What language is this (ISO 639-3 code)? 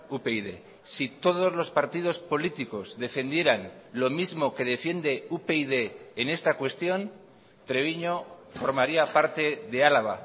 spa